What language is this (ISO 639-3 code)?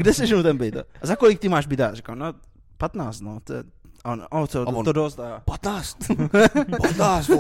ces